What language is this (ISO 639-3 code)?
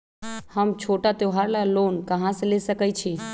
mag